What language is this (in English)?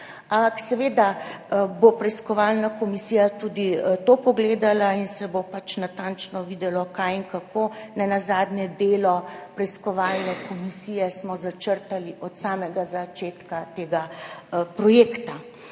Slovenian